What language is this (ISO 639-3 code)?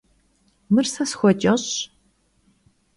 kbd